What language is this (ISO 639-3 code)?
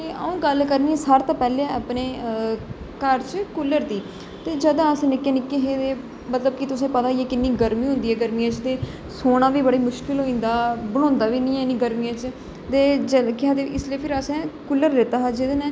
doi